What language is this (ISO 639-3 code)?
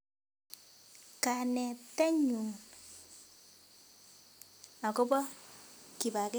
kln